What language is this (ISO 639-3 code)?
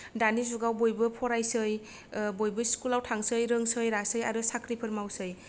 brx